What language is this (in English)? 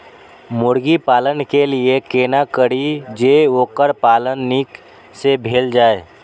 Maithili